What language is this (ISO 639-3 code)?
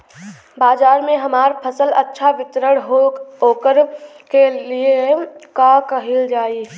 bho